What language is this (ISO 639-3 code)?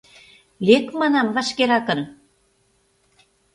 chm